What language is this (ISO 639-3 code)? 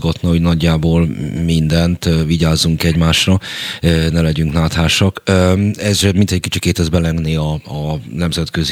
hun